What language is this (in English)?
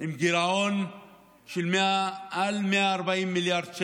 Hebrew